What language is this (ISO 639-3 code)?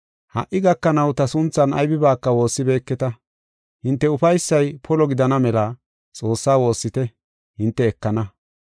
gof